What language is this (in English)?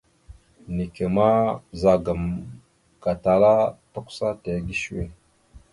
Mada (Cameroon)